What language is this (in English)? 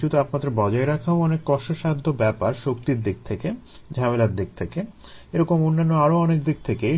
Bangla